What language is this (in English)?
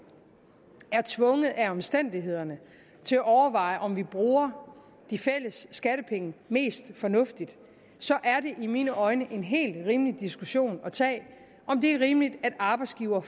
Danish